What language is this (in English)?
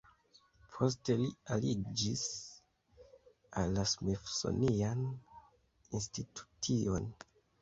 Esperanto